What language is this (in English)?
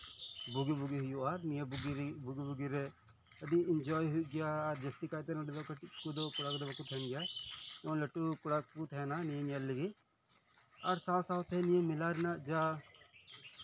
Santali